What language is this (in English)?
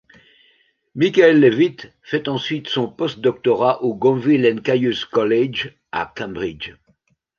French